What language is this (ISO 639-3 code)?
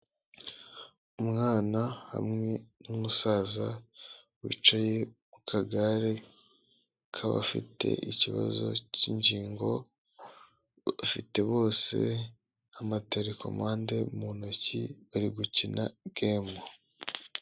kin